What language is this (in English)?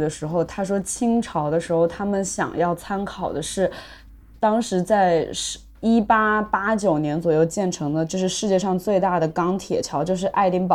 Chinese